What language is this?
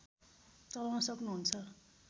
Nepali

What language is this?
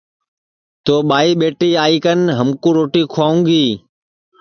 Sansi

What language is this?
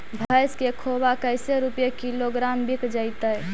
Magahi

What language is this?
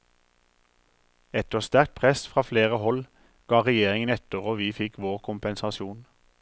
Norwegian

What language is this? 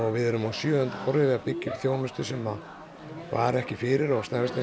Icelandic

